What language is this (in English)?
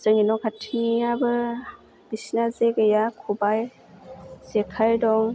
Bodo